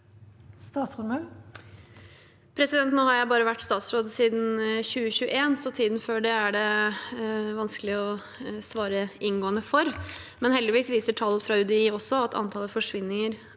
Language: Norwegian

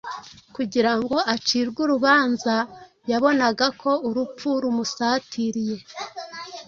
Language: Kinyarwanda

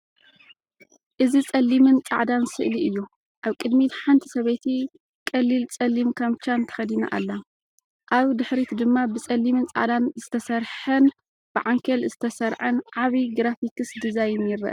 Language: Tigrinya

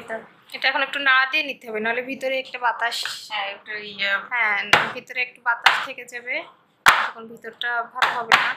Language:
Romanian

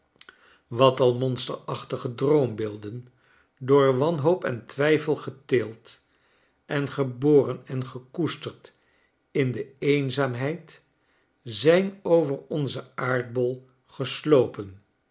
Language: Dutch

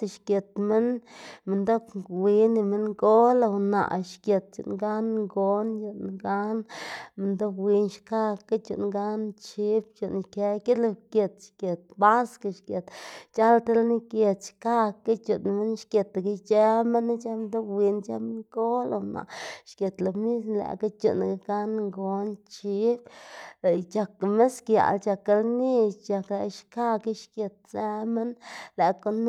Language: Xanaguía Zapotec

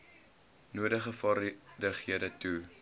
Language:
Afrikaans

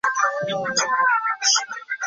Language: Chinese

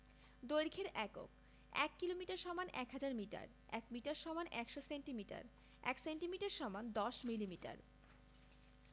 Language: Bangla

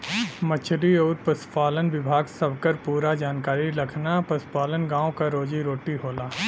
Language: Bhojpuri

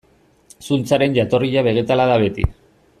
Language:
Basque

